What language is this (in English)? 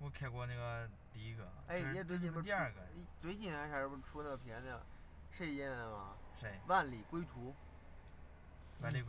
Chinese